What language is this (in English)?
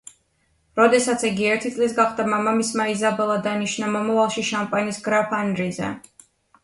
Georgian